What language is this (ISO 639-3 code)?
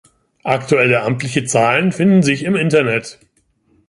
deu